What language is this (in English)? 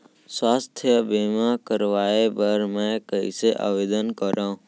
Chhattisgarhi